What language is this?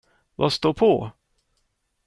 Swedish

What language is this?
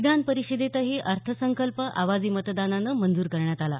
Marathi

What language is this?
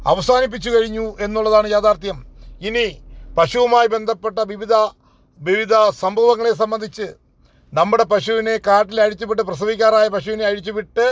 Malayalam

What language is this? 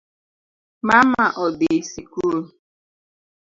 Luo (Kenya and Tanzania)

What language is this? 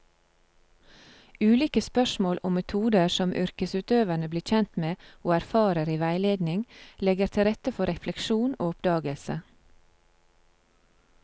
Norwegian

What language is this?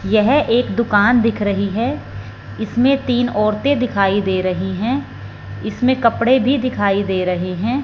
Hindi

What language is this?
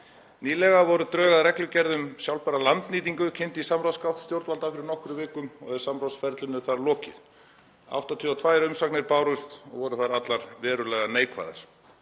Icelandic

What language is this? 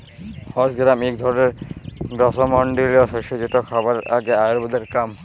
Bangla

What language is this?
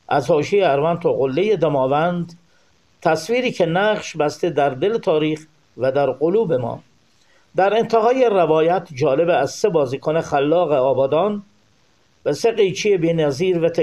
Persian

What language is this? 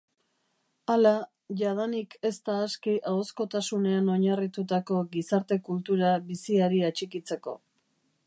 Basque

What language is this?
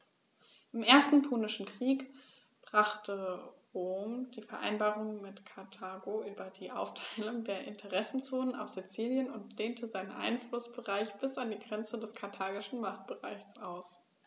German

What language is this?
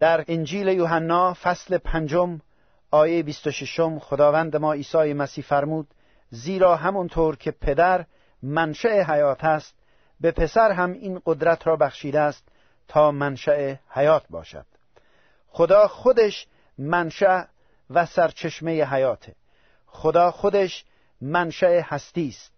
Persian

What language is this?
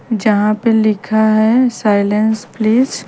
Hindi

